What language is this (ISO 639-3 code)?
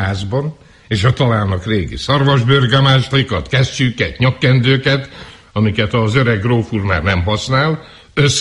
hun